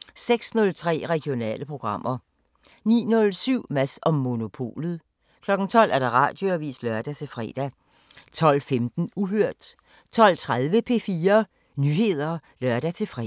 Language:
Danish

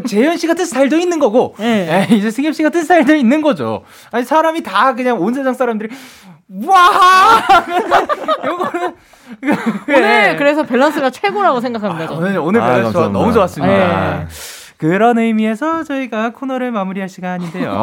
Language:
Korean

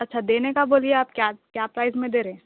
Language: Urdu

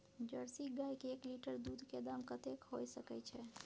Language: Maithili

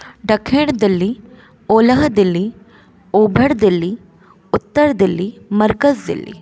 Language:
Sindhi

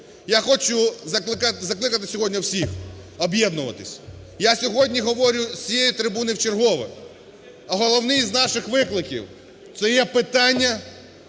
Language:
Ukrainian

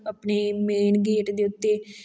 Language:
Punjabi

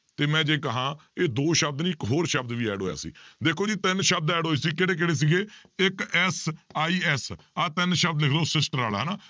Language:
Punjabi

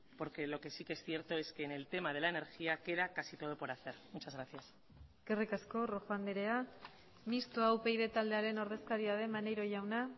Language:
Spanish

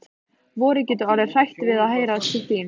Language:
Icelandic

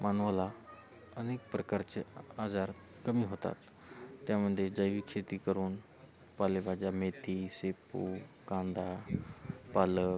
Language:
Marathi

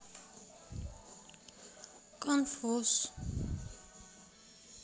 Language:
Russian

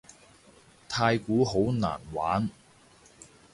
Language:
Cantonese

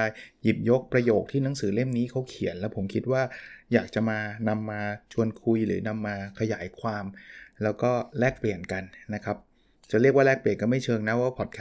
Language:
Thai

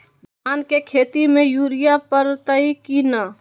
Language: Magahi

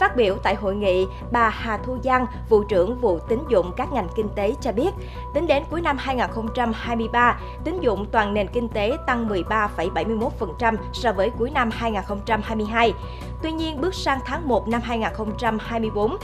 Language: Vietnamese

